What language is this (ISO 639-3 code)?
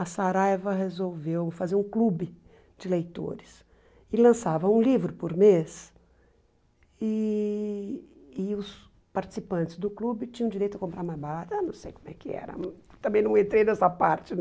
por